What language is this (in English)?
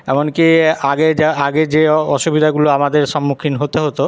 Bangla